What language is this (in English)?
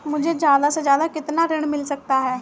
Hindi